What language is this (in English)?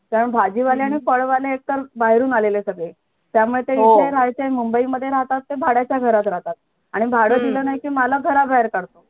Marathi